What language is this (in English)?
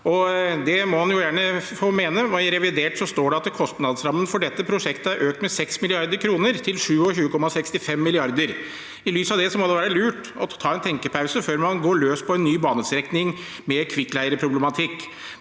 Norwegian